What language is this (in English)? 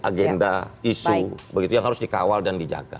Indonesian